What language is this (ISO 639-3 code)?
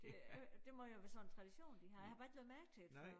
dan